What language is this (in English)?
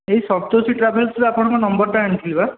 Odia